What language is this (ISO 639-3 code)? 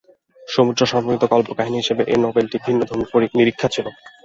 ben